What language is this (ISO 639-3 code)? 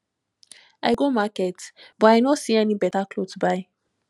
pcm